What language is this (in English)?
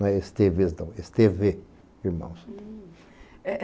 Portuguese